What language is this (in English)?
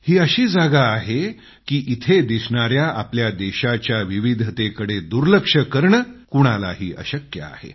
Marathi